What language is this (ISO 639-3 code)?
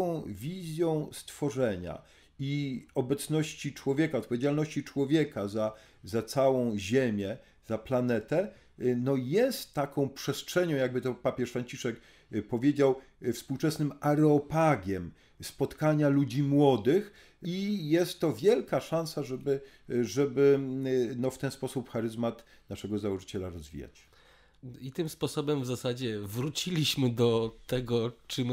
pol